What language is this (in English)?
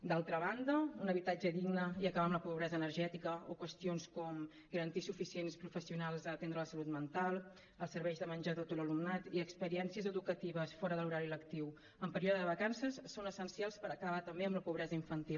Catalan